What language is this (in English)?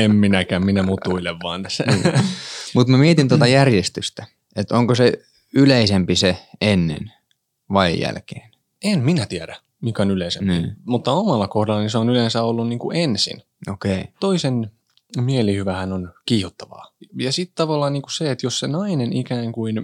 Finnish